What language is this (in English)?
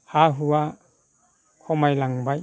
Bodo